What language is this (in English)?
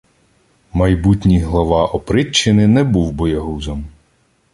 Ukrainian